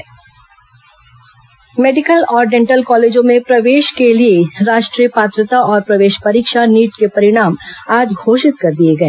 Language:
Hindi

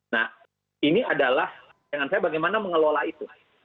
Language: Indonesian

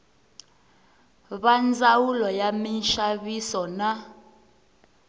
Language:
Tsonga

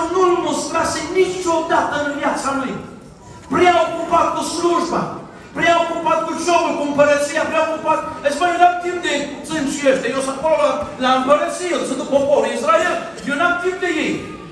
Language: Romanian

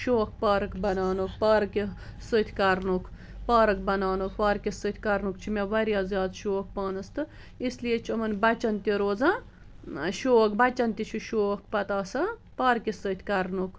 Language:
Kashmiri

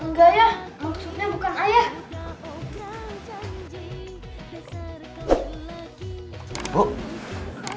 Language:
Indonesian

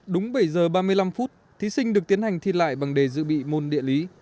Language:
Vietnamese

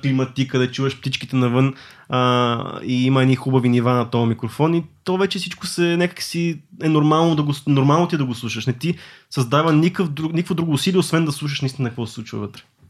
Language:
Bulgarian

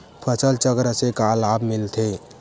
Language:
Chhattisgarhi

